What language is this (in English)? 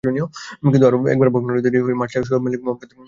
Bangla